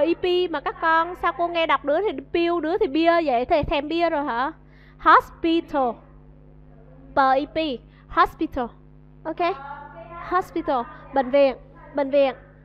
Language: Vietnamese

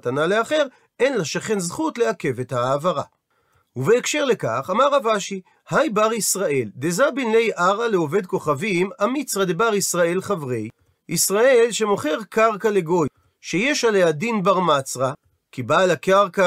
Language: Hebrew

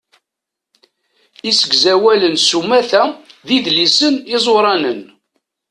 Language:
Kabyle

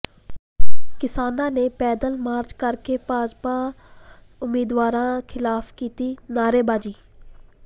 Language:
Punjabi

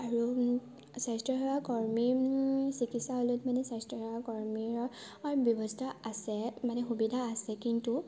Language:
Assamese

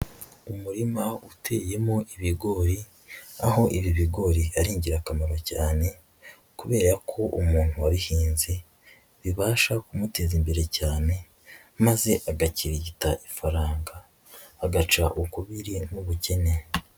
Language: Kinyarwanda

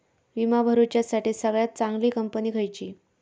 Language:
Marathi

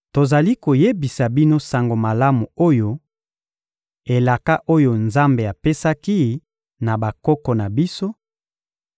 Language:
Lingala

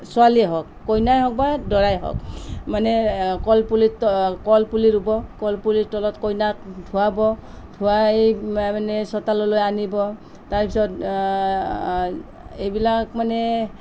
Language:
Assamese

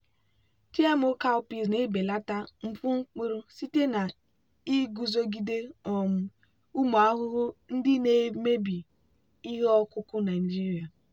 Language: Igbo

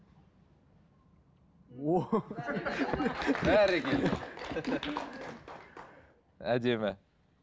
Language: Kazakh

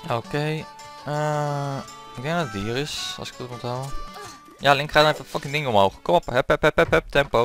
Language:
Dutch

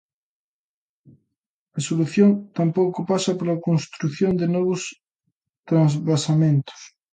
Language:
Galician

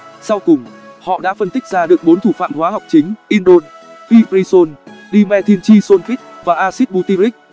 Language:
Vietnamese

